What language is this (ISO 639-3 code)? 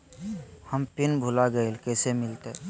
mag